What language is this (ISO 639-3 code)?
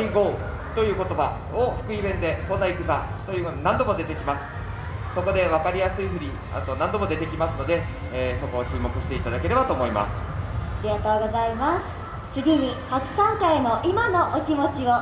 jpn